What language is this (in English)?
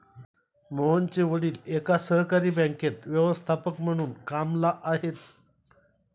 Marathi